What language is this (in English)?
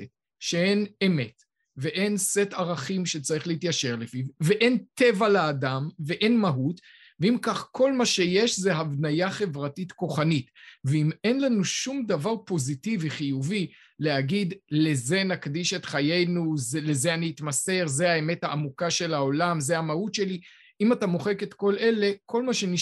Hebrew